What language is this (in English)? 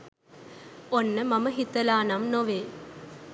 Sinhala